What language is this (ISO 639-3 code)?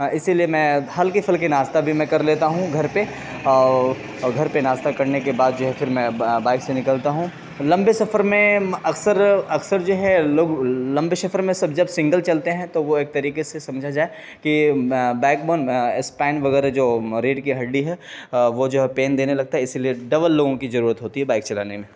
urd